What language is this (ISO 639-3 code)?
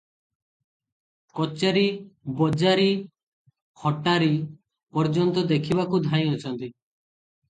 ori